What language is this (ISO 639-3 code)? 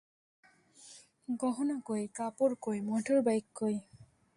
ben